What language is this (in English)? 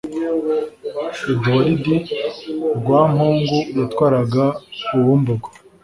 Kinyarwanda